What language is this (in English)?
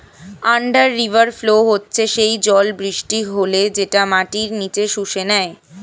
Bangla